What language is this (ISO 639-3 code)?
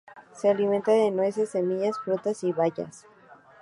spa